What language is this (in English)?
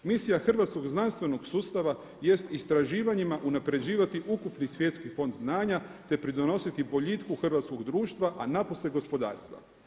Croatian